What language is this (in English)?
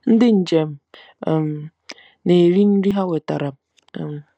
Igbo